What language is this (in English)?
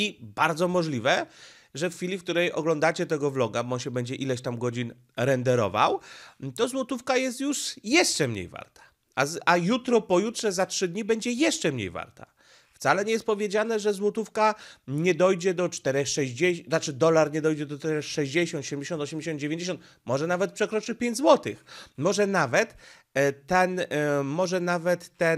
Polish